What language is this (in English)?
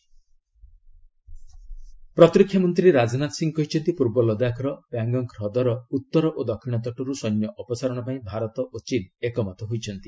Odia